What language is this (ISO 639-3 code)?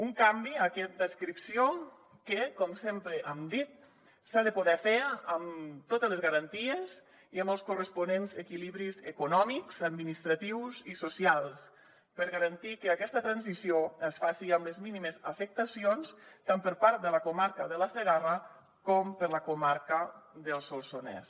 cat